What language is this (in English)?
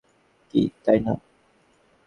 Bangla